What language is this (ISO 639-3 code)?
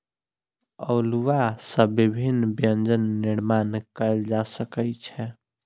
mai